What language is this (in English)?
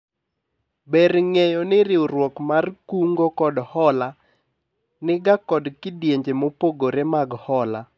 Luo (Kenya and Tanzania)